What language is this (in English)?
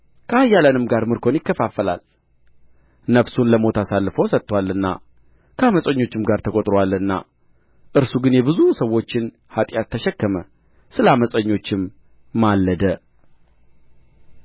Amharic